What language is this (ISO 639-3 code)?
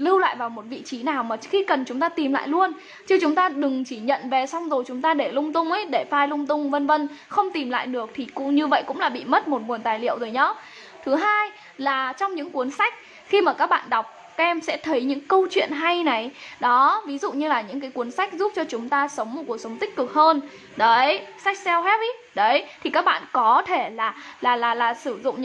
vie